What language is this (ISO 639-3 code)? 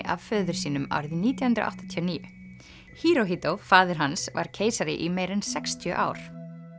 isl